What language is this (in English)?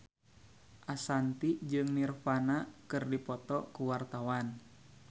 Sundanese